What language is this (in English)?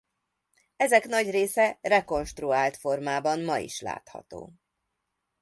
Hungarian